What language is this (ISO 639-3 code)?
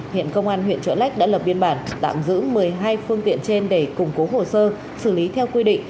vie